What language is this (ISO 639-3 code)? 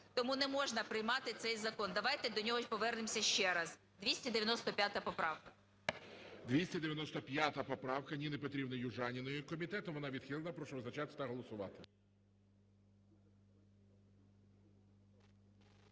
ukr